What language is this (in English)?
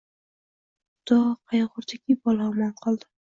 Uzbek